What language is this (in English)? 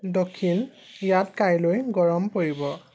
Assamese